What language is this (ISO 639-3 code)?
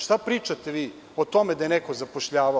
srp